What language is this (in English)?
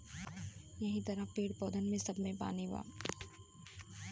Bhojpuri